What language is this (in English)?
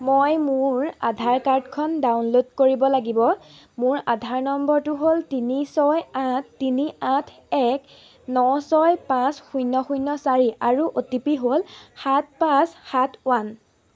Assamese